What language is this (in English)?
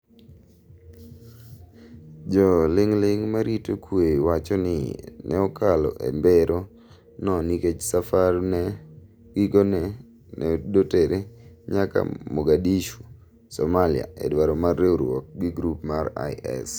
Luo (Kenya and Tanzania)